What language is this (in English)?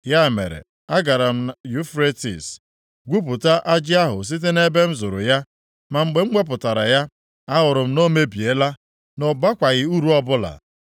Igbo